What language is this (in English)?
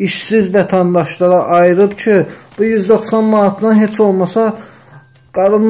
Turkish